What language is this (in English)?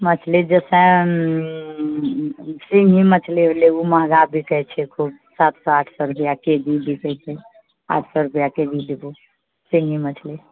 Maithili